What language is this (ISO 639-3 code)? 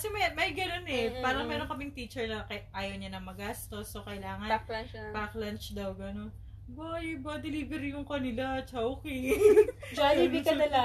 fil